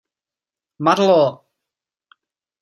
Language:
Czech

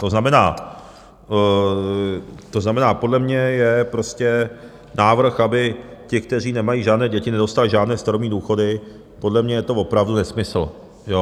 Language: Czech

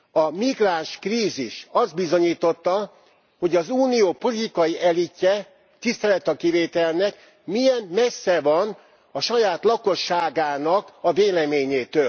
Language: Hungarian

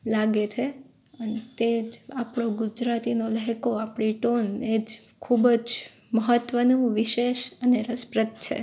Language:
Gujarati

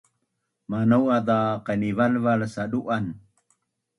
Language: Bunun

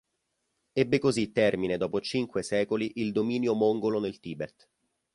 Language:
Italian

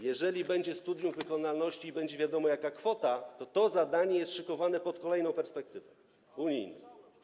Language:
Polish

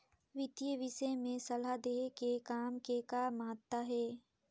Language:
Chhattisgarhi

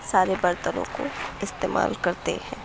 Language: Urdu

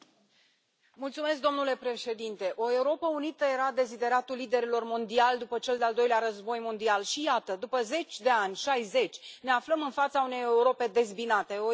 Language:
Romanian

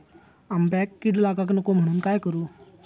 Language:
Marathi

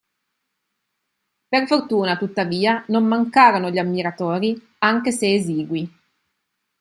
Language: Italian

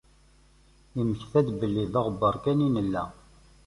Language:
Kabyle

